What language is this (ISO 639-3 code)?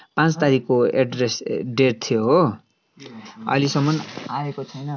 nep